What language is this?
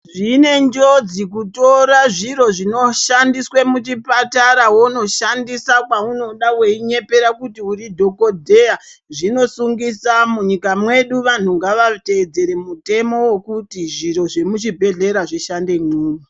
Ndau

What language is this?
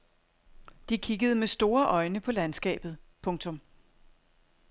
Danish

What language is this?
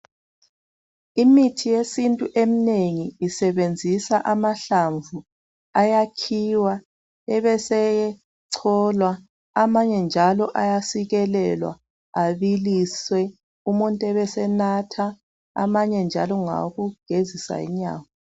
North Ndebele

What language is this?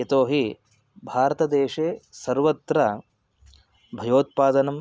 Sanskrit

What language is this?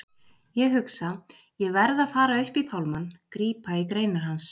Icelandic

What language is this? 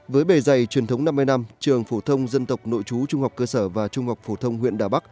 Vietnamese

